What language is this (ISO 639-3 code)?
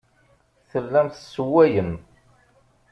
kab